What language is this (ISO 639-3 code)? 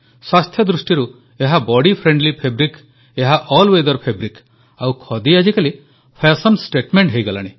ori